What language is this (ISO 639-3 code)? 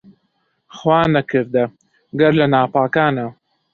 ckb